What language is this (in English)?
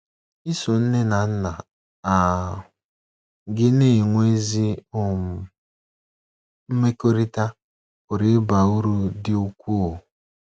Igbo